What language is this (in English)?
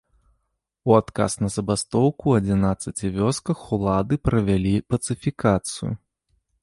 Belarusian